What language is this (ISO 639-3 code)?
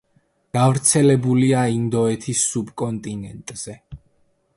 kat